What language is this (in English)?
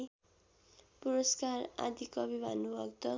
Nepali